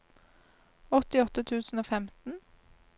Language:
Norwegian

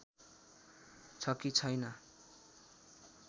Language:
Nepali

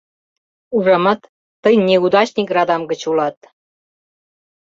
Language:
Mari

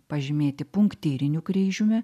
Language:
Lithuanian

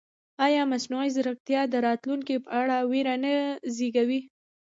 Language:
Pashto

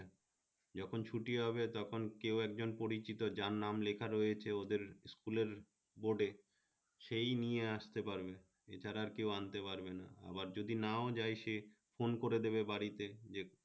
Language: Bangla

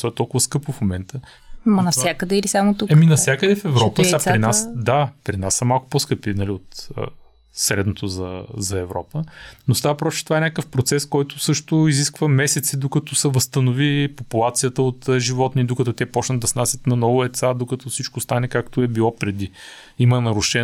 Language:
Bulgarian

